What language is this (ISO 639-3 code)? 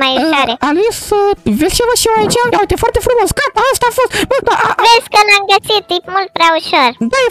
ron